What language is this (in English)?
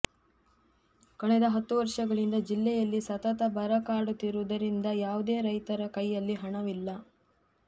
Kannada